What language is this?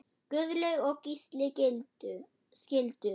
Icelandic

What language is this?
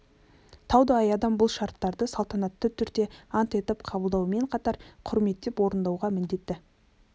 Kazakh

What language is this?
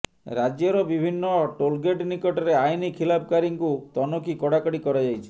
Odia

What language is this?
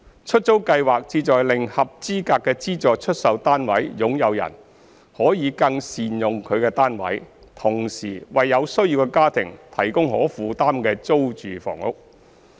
Cantonese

